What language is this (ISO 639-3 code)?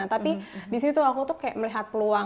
ind